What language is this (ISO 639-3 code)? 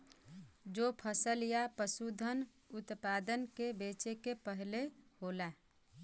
bho